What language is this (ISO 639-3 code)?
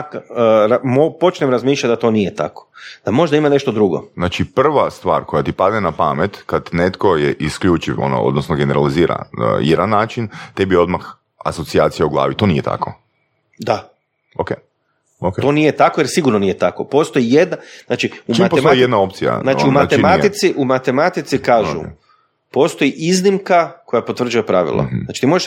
hrv